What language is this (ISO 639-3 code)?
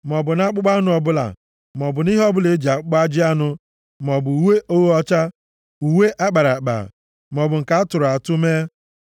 ibo